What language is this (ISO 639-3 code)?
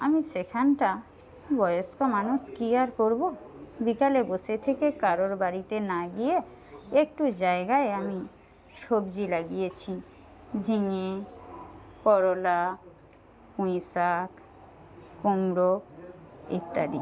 ben